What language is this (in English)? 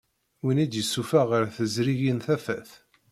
Kabyle